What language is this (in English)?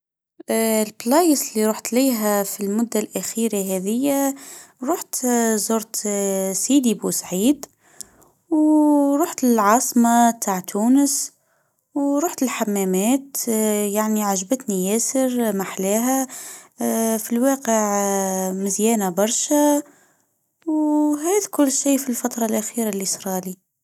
Tunisian Arabic